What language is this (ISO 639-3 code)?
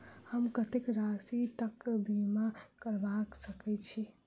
mai